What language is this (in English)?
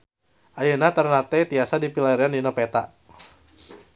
Sundanese